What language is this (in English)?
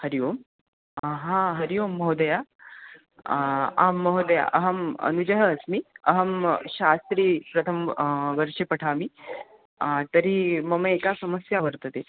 Sanskrit